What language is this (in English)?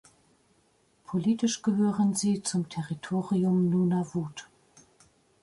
German